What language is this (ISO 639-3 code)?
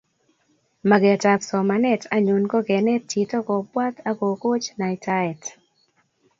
kln